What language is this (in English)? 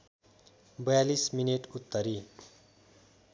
Nepali